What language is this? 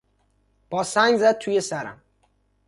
Persian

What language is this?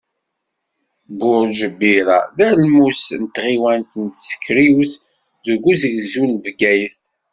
Kabyle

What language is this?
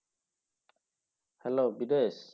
Bangla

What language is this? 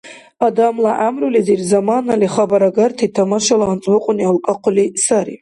Dargwa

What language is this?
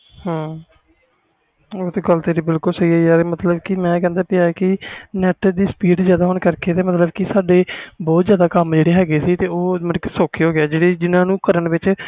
Punjabi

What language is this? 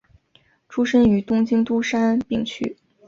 Chinese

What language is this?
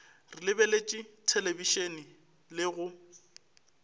Northern Sotho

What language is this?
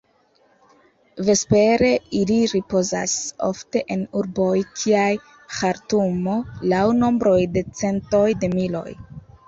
Esperanto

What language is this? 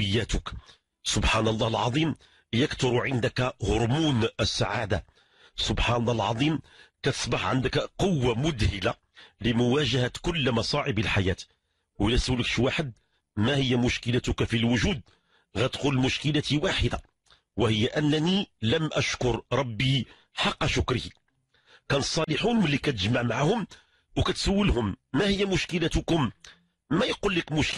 Arabic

